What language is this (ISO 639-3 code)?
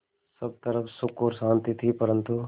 hin